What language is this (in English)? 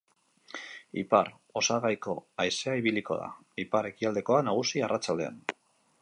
Basque